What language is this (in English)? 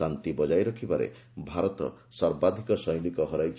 Odia